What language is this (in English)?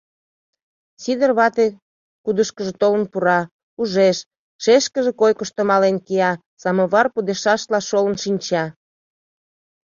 Mari